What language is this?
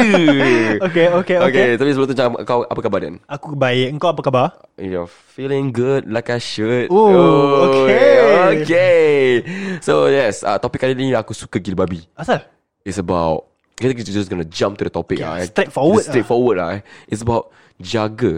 Malay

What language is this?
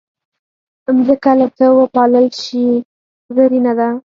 Pashto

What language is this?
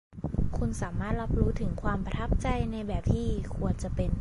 Thai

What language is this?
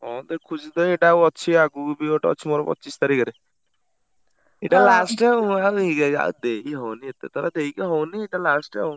Odia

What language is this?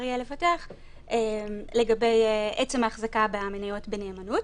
Hebrew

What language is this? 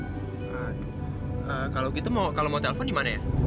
Indonesian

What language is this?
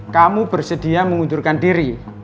Indonesian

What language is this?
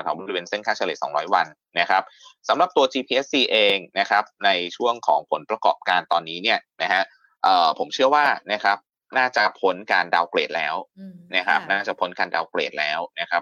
Thai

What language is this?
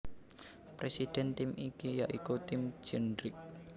Javanese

